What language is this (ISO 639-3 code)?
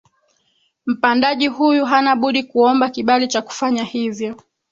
swa